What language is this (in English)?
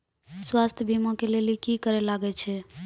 Maithili